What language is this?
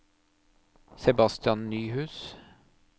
Norwegian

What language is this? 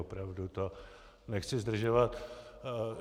Czech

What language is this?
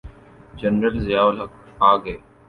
Urdu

